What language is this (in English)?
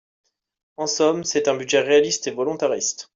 French